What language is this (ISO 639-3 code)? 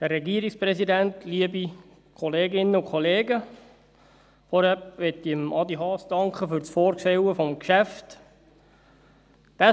gsw